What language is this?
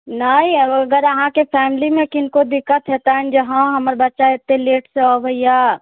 Maithili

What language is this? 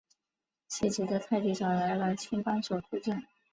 Chinese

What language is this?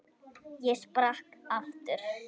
Icelandic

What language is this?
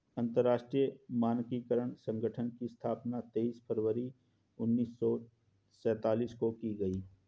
Hindi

